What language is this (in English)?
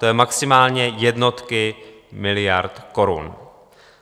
Czech